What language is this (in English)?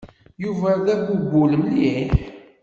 Kabyle